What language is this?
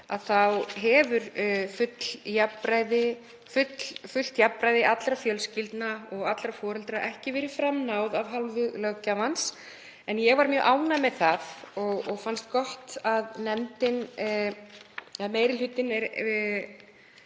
Icelandic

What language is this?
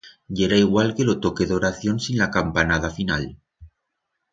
Aragonese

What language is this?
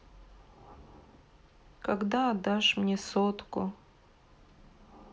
Russian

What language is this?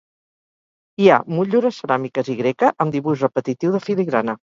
Catalan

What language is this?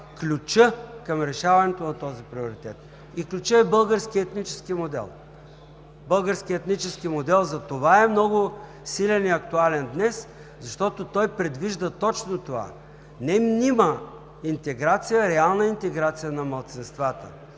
Bulgarian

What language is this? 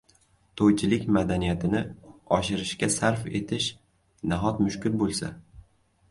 Uzbek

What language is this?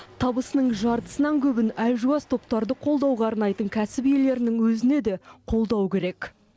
Kazakh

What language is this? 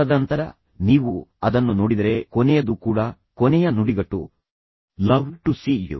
Kannada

